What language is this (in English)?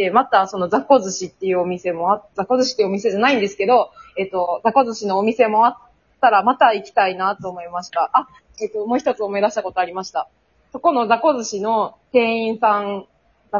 Japanese